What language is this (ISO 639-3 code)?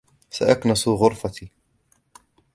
ara